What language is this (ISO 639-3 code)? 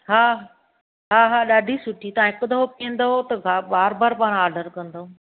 snd